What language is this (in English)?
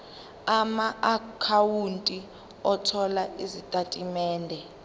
Zulu